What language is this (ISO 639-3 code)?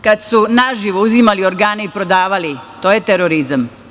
srp